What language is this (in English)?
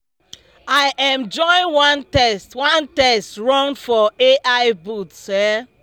Nigerian Pidgin